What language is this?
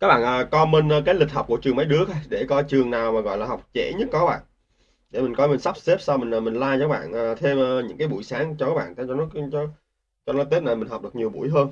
Vietnamese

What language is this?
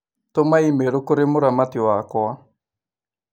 Kikuyu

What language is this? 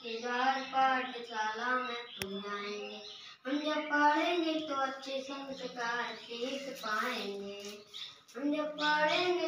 Romanian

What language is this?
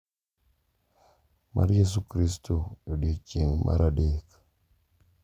Luo (Kenya and Tanzania)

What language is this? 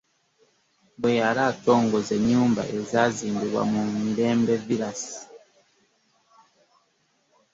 Ganda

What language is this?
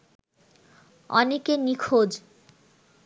Bangla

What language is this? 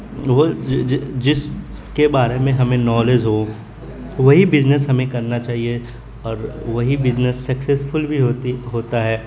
Urdu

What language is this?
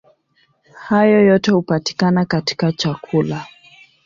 Swahili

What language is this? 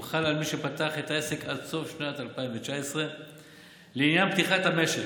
Hebrew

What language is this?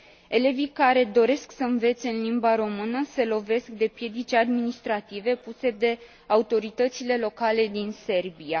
Romanian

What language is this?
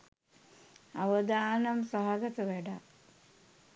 Sinhala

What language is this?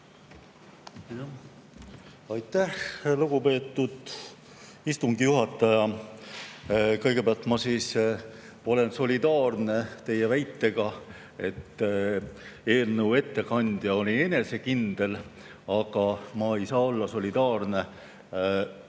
Estonian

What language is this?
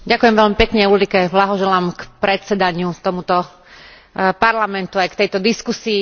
Slovak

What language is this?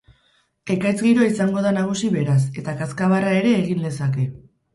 Basque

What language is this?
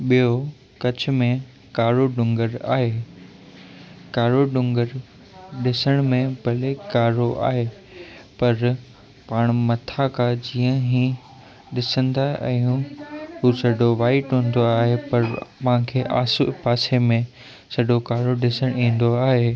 Sindhi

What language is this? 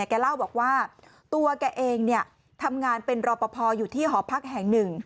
Thai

